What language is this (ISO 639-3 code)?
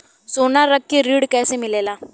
bho